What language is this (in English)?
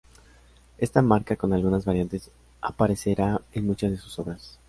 Spanish